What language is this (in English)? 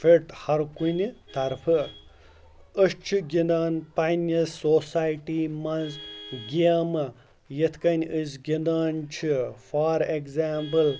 Kashmiri